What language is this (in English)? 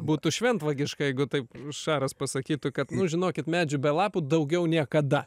Lithuanian